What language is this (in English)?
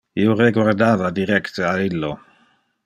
Interlingua